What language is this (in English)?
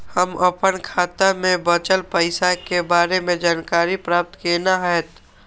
Maithili